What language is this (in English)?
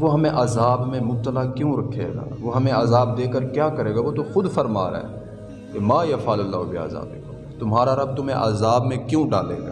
Urdu